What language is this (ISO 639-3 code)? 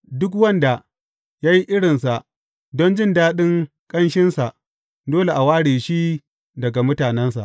hau